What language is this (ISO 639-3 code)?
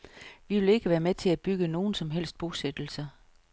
dan